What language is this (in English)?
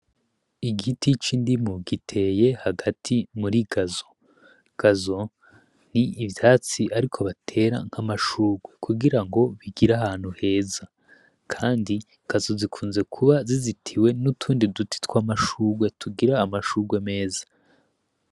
Rundi